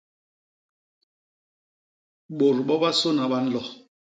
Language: Basaa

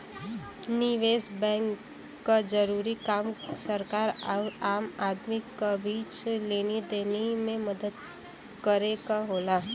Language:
Bhojpuri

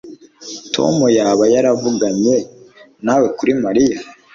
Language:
Kinyarwanda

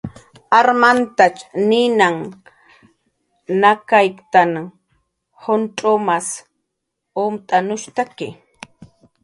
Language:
Jaqaru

